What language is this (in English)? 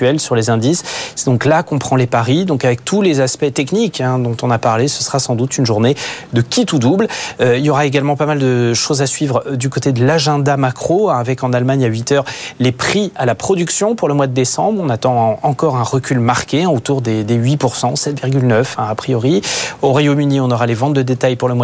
French